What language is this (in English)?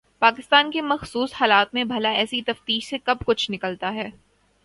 Urdu